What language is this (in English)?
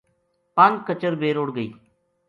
Gujari